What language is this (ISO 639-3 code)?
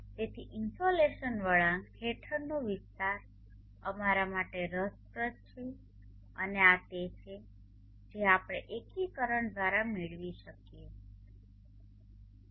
guj